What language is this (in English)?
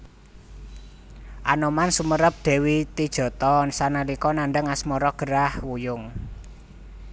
Javanese